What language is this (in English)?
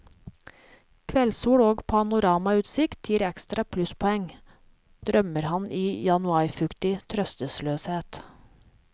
Norwegian